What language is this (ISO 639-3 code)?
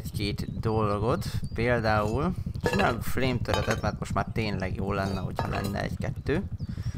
hun